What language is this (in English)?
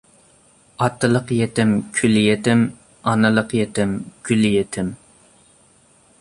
Uyghur